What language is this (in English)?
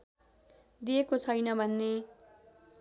Nepali